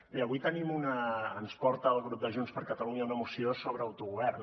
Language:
Catalan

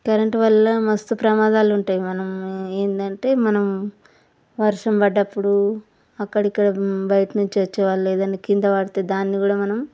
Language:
Telugu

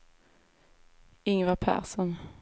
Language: Swedish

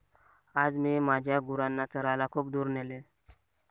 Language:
Marathi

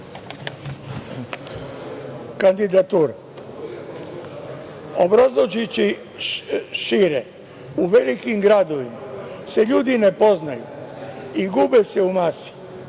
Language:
Serbian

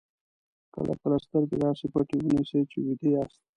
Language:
Pashto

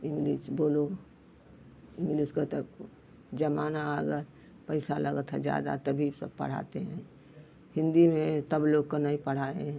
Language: Hindi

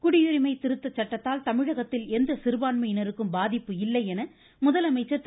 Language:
Tamil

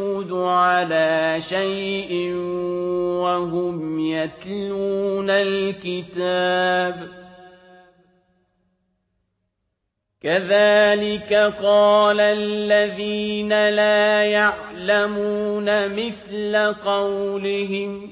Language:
Arabic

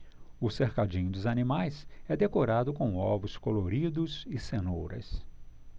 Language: Portuguese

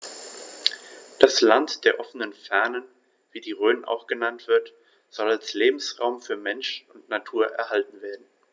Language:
German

